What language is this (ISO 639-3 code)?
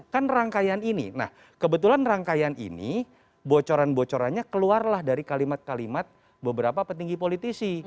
ind